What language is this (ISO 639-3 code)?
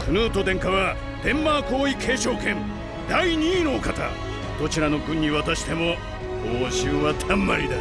jpn